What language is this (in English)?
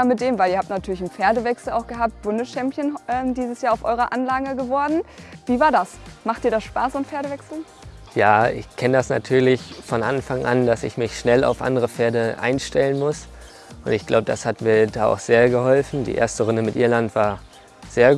German